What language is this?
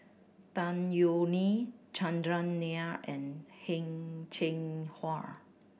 English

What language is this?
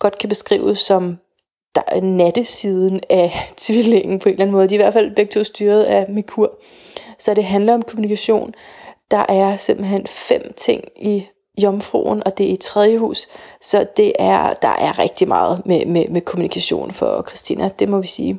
Danish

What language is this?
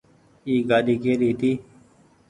Goaria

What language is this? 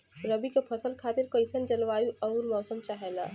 Bhojpuri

